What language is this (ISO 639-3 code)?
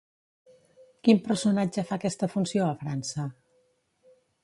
cat